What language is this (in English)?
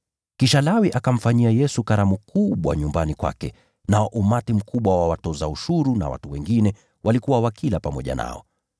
Swahili